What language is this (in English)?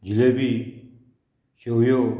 Konkani